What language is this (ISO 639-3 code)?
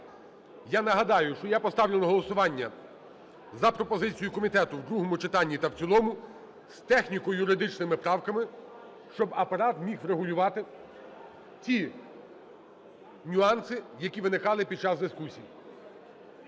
ukr